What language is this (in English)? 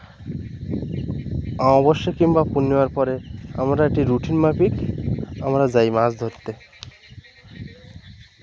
Bangla